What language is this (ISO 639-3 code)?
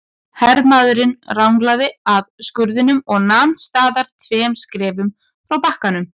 isl